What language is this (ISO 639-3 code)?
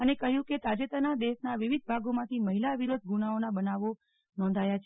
guj